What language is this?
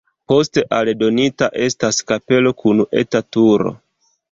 Esperanto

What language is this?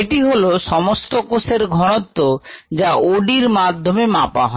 Bangla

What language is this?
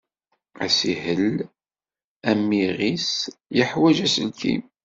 Kabyle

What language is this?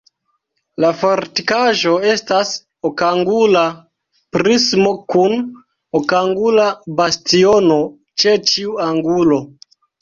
Esperanto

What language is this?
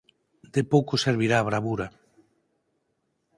Galician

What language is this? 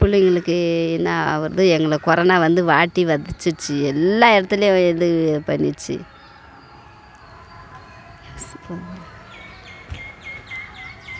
Tamil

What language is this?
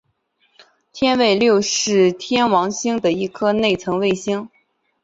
Chinese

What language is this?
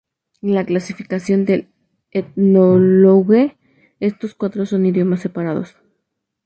Spanish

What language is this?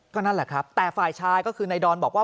Thai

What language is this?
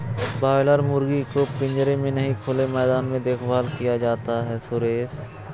Hindi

